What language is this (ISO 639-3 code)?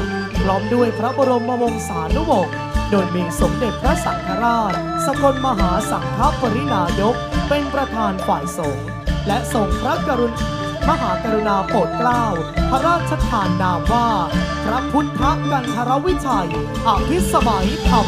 tha